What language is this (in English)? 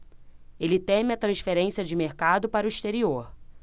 Portuguese